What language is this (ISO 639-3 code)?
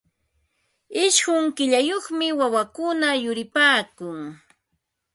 qva